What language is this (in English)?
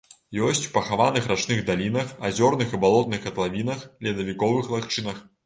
Belarusian